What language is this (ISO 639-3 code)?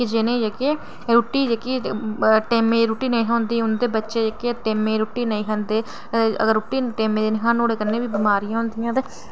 doi